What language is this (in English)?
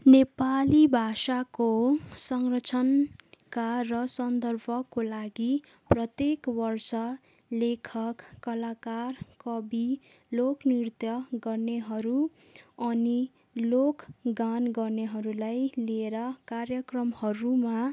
Nepali